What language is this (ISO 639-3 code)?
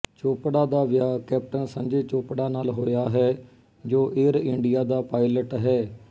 pan